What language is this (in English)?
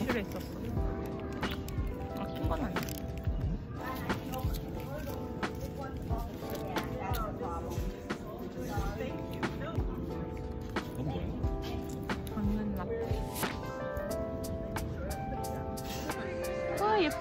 Korean